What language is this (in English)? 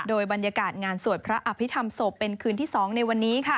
Thai